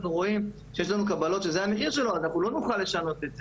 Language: Hebrew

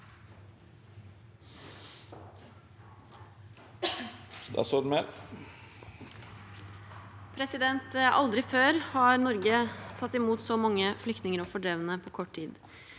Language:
Norwegian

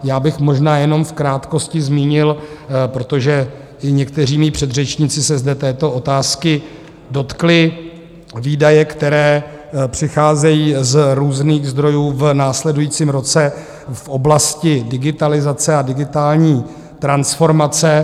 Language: Czech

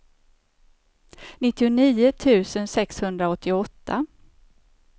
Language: Swedish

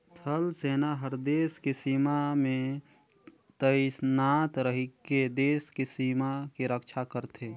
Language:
Chhattisgarhi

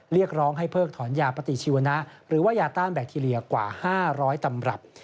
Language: Thai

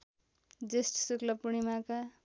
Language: Nepali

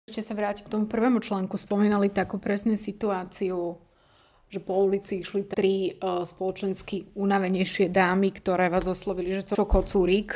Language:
Slovak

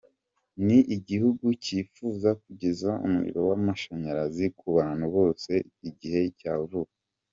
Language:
Kinyarwanda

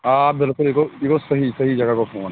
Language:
Kashmiri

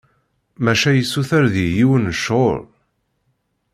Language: Kabyle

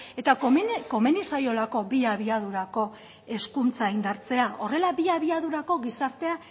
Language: Basque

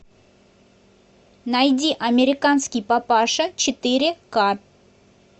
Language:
Russian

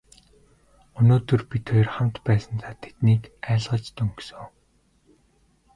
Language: Mongolian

